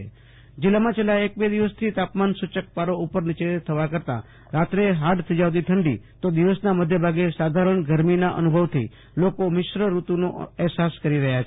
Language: Gujarati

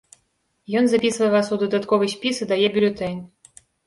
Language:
Belarusian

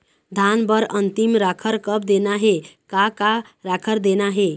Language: Chhattisgarhi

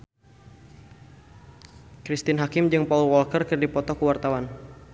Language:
Sundanese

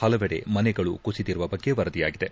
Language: Kannada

